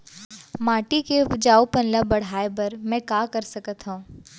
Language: Chhattisgarhi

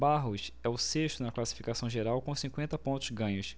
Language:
Portuguese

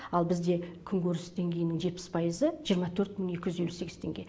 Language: Kazakh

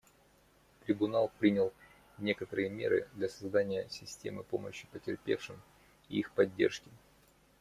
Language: Russian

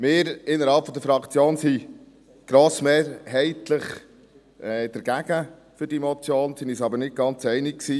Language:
Swiss German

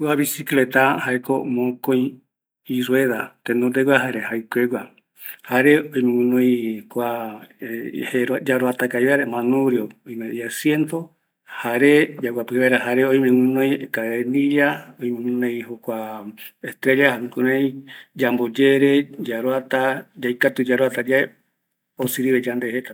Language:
Eastern Bolivian Guaraní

